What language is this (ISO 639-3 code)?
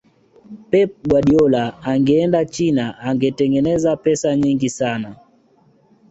swa